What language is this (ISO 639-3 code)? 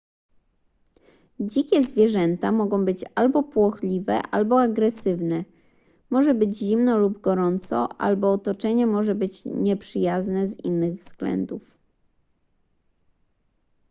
pol